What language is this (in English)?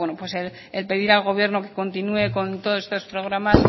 Spanish